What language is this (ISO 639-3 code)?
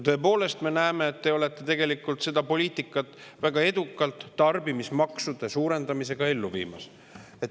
est